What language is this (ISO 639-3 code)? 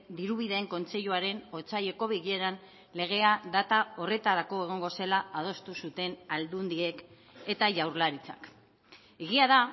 eus